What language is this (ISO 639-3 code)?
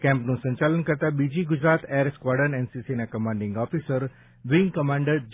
guj